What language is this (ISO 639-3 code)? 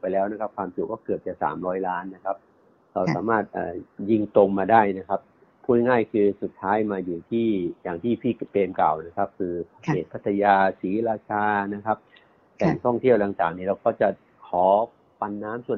tha